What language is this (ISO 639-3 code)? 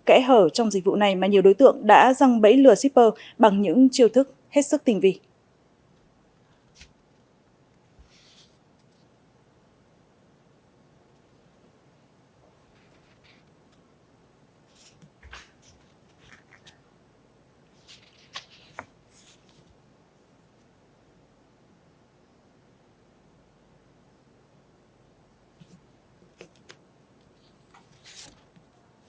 vie